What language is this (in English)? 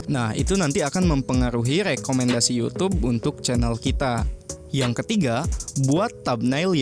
Indonesian